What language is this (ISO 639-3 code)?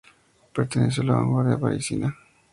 spa